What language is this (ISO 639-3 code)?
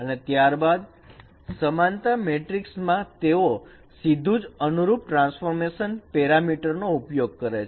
guj